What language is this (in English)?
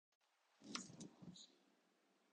Japanese